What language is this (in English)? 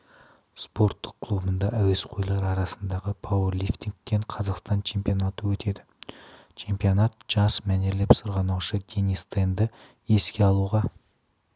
Kazakh